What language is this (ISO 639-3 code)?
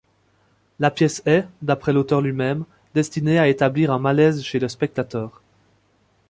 fra